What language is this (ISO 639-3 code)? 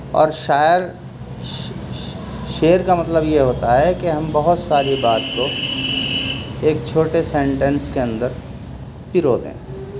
urd